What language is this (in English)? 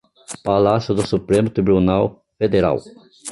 Portuguese